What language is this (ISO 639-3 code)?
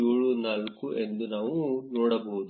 kan